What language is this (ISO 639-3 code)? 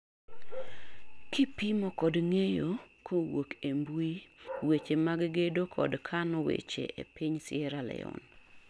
luo